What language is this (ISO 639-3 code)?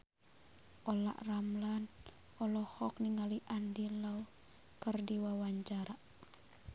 sun